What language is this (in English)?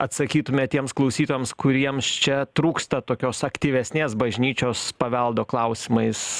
Lithuanian